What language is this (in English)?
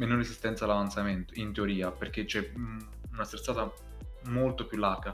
Italian